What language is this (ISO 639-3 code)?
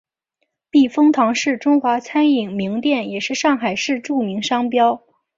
zho